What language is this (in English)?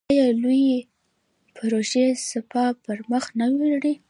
Pashto